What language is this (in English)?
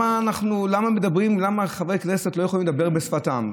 Hebrew